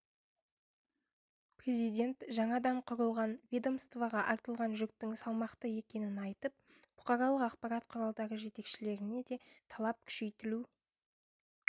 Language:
Kazakh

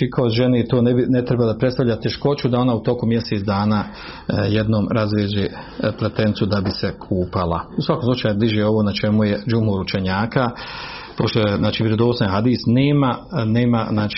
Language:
Croatian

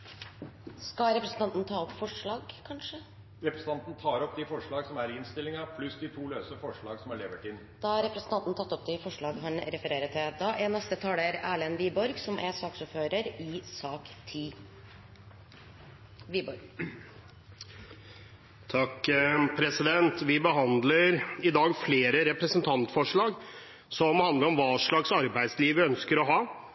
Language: Norwegian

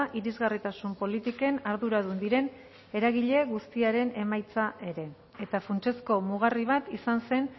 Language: Basque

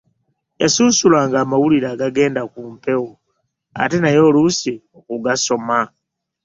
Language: Ganda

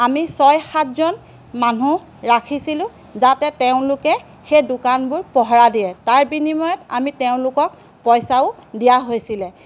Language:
Assamese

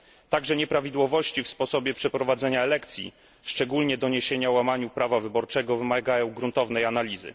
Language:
Polish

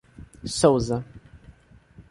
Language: Portuguese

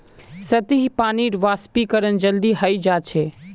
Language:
Magahi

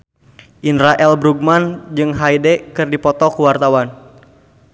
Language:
Sundanese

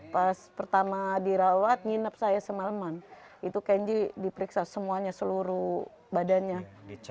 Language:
Indonesian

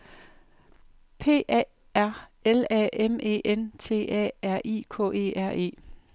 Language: Danish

